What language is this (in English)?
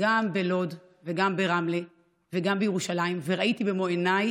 Hebrew